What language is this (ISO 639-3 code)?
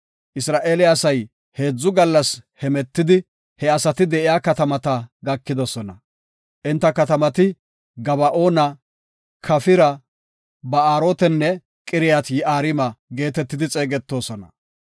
gof